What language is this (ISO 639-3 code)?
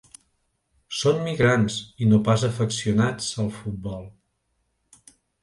cat